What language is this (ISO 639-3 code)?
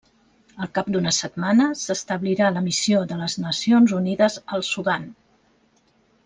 cat